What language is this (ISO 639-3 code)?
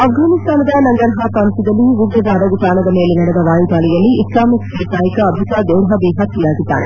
kan